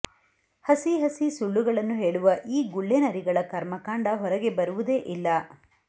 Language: Kannada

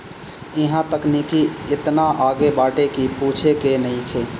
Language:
Bhojpuri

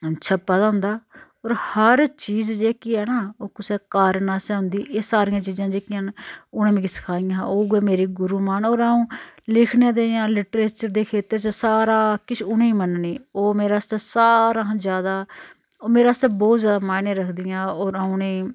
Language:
Dogri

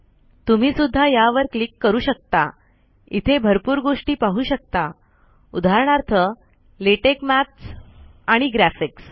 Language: Marathi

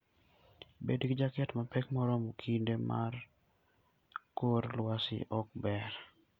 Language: Luo (Kenya and Tanzania)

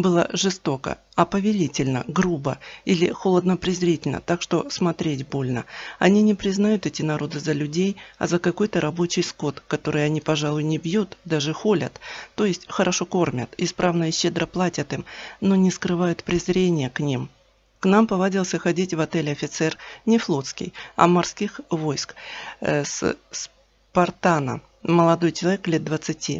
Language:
Russian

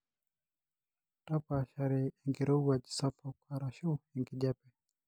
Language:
Masai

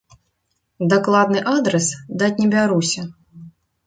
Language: Belarusian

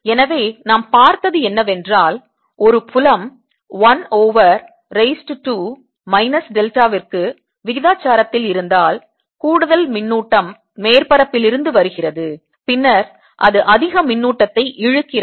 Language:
Tamil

